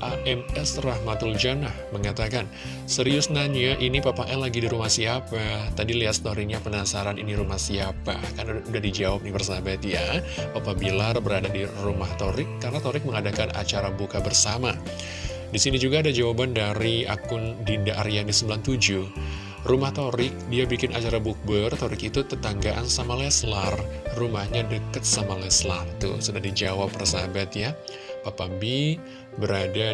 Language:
Indonesian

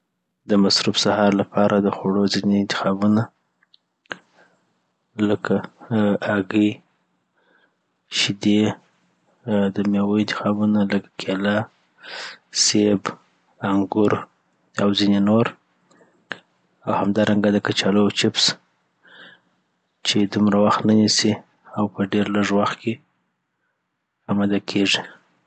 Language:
Southern Pashto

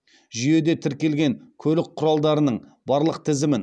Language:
Kazakh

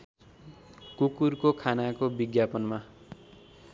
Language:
Nepali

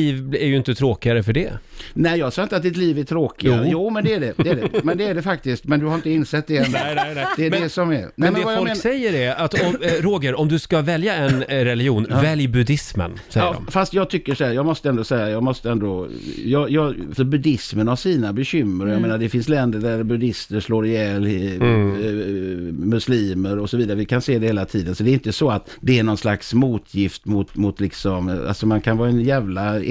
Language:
Swedish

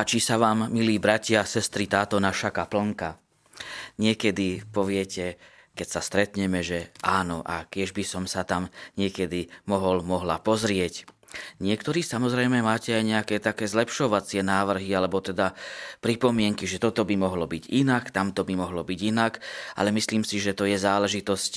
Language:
Slovak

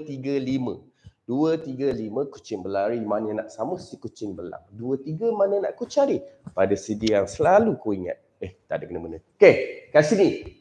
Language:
Malay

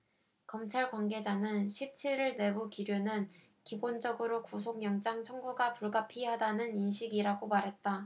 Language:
Korean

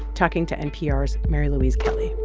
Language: English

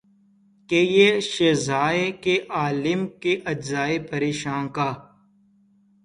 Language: Urdu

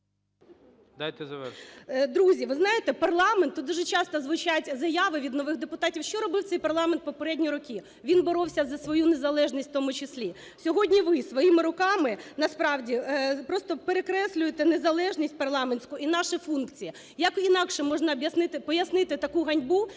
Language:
Ukrainian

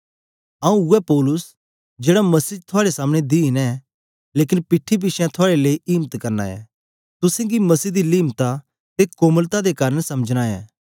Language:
Dogri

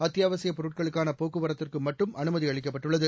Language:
Tamil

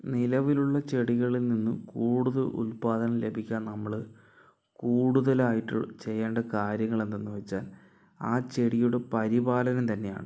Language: Malayalam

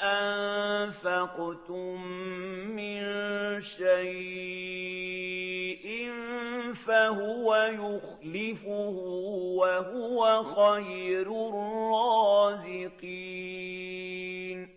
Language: Arabic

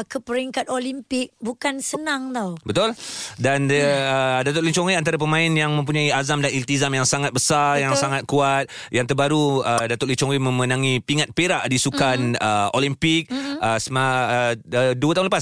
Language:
Malay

